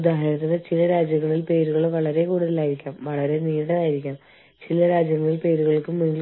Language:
Malayalam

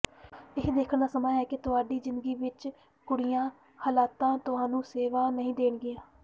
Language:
Punjabi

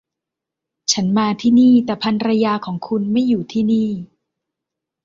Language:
Thai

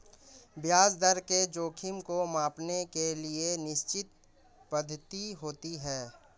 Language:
Hindi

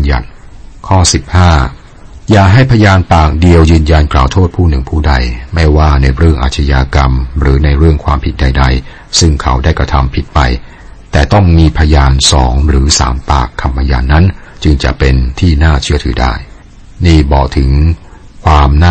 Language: Thai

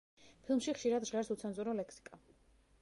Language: Georgian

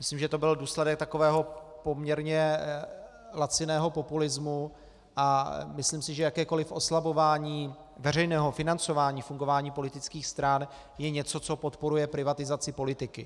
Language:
Czech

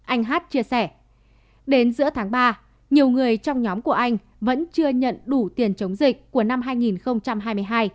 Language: Vietnamese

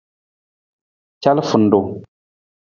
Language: Nawdm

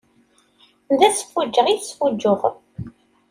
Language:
Kabyle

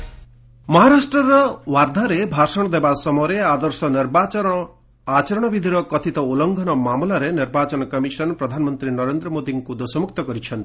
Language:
Odia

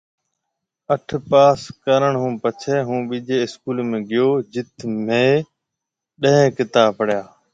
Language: Marwari (Pakistan)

